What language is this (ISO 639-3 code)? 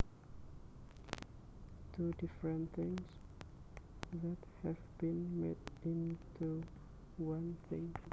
jav